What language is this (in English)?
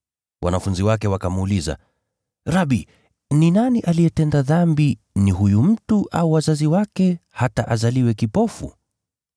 Swahili